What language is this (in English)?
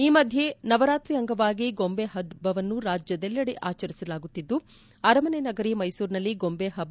Kannada